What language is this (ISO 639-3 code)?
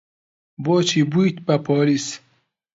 ckb